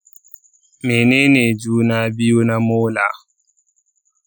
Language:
Hausa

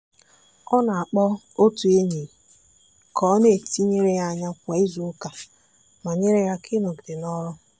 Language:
Igbo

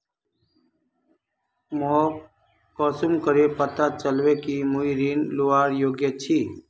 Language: Magahi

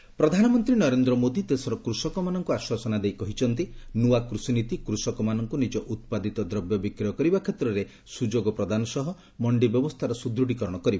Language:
Odia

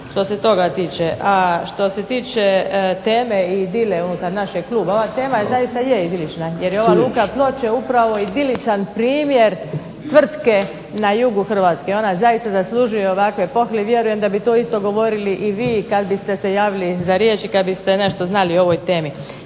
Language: Croatian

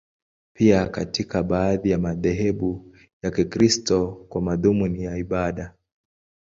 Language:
Swahili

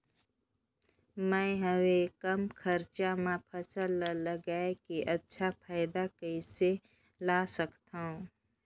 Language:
Chhattisgarhi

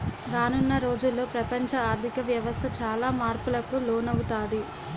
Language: Telugu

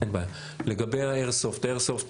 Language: Hebrew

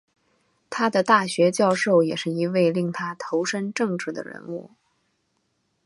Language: Chinese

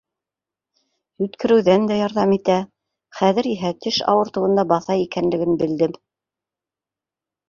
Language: Bashkir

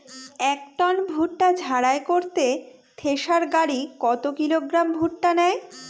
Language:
Bangla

